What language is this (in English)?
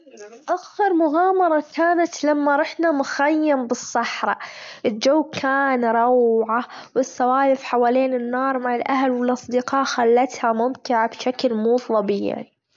Gulf Arabic